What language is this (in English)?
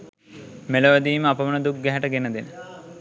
Sinhala